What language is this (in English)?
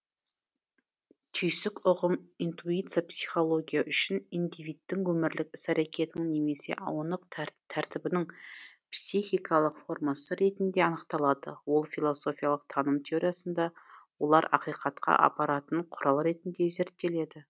Kazakh